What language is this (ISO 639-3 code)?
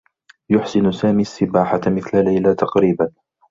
ara